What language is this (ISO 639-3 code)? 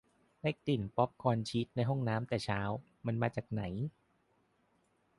tha